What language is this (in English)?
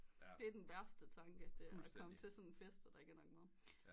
Danish